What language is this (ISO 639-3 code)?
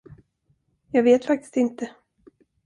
swe